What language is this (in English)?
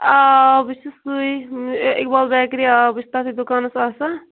Kashmiri